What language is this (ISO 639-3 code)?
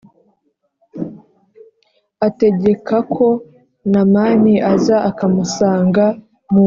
kin